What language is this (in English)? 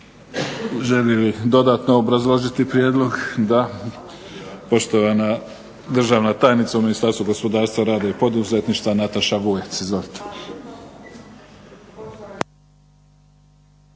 Croatian